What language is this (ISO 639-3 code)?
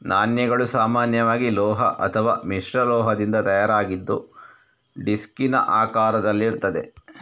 kan